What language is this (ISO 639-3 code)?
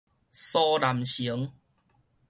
nan